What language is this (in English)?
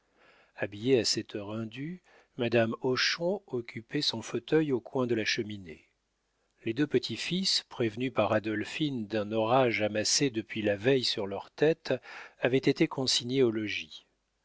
French